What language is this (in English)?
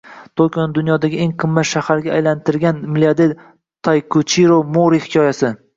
Uzbek